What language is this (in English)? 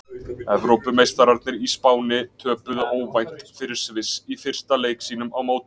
Icelandic